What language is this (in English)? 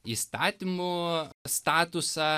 Lithuanian